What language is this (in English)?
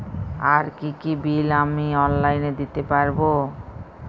Bangla